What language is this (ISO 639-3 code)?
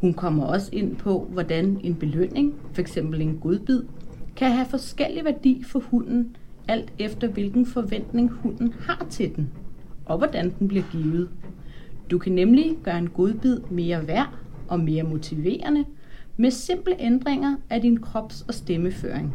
dan